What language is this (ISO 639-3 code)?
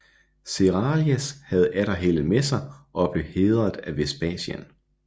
dan